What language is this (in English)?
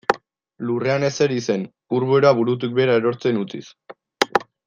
Basque